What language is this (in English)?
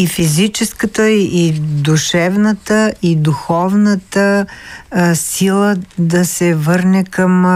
Bulgarian